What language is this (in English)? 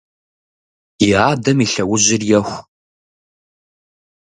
Kabardian